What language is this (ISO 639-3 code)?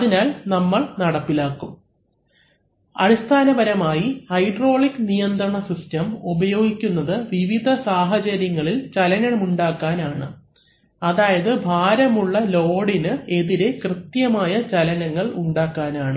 mal